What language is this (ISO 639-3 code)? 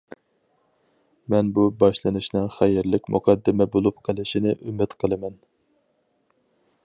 uig